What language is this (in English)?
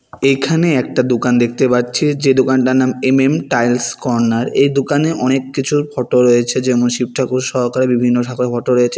Bangla